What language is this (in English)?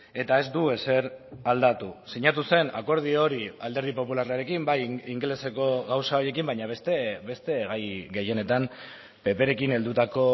Basque